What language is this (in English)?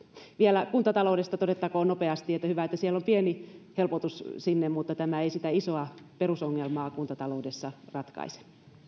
Finnish